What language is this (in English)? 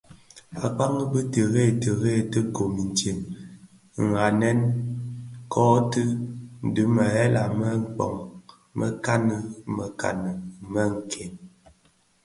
Bafia